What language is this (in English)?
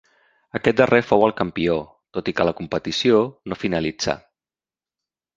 Catalan